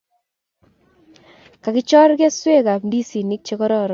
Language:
Kalenjin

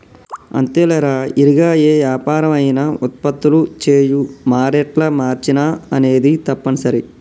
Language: Telugu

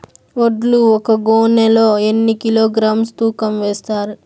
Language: Telugu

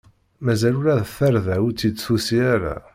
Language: Kabyle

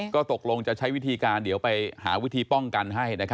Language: Thai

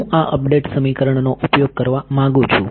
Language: Gujarati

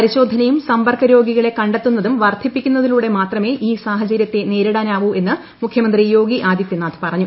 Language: Malayalam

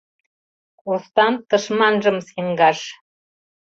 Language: Mari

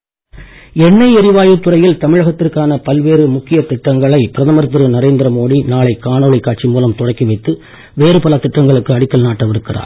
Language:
Tamil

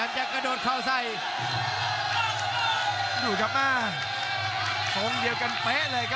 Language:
Thai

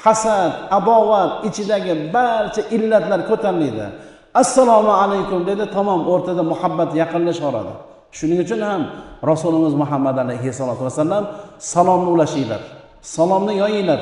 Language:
Turkish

